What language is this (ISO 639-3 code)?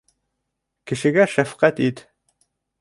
bak